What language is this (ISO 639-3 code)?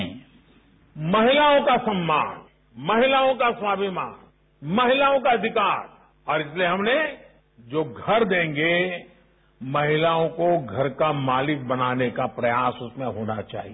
hin